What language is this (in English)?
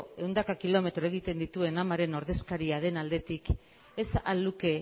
Basque